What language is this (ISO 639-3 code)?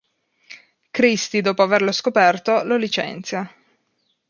ita